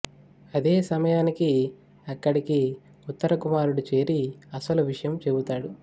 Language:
Telugu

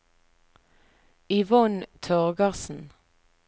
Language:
Norwegian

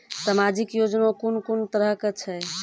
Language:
Maithili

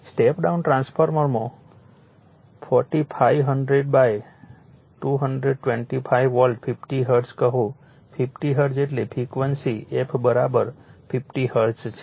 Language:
Gujarati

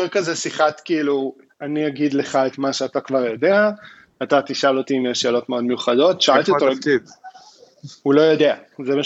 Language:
Hebrew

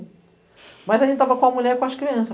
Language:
Portuguese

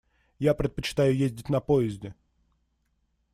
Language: Russian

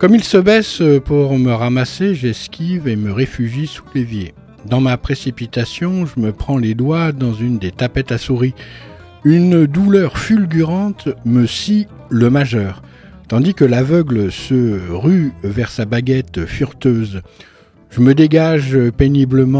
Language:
French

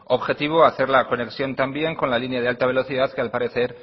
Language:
Spanish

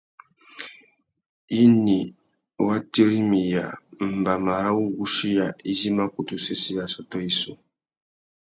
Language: Tuki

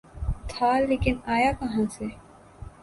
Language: Urdu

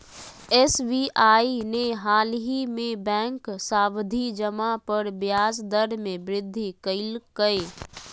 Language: Magahi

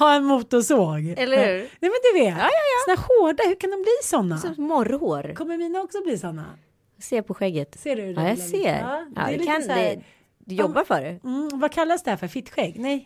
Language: Swedish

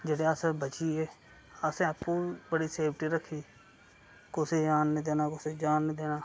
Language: Dogri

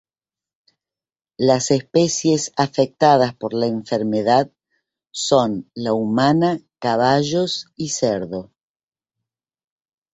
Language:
Spanish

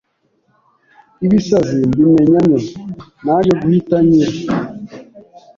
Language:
Kinyarwanda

